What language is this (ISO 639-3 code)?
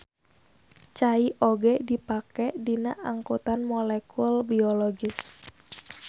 sun